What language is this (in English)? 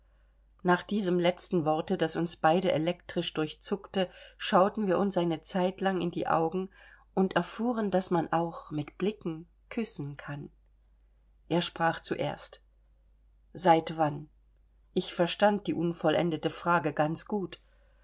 German